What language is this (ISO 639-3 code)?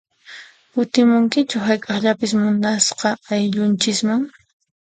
qxp